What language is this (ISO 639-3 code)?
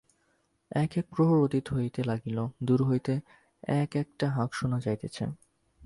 ben